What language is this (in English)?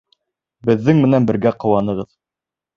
Bashkir